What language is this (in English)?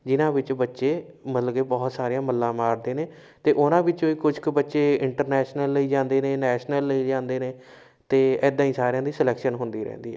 Punjabi